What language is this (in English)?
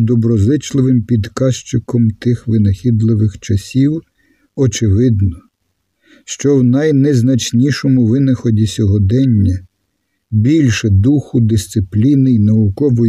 Ukrainian